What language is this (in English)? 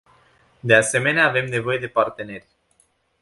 Romanian